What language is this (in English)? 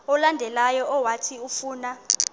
Xhosa